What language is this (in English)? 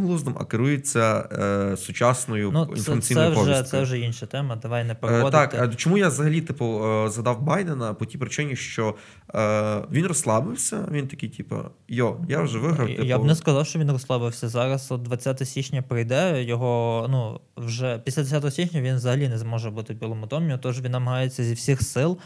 Ukrainian